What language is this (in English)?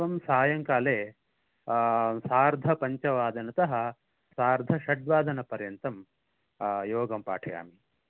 Sanskrit